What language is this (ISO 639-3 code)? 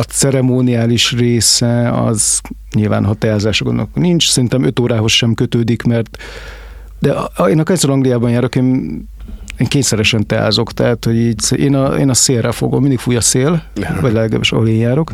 hun